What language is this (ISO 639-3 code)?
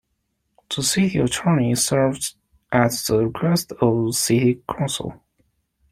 eng